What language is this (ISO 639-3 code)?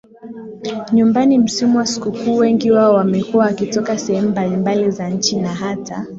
swa